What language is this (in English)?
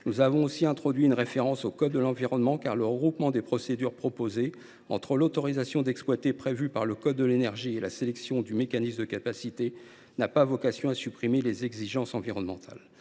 French